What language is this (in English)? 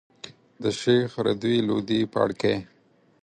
Pashto